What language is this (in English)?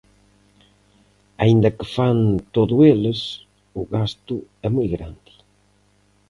Galician